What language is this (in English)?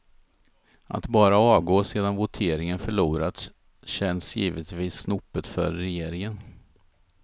Swedish